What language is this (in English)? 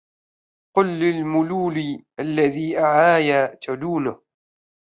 Arabic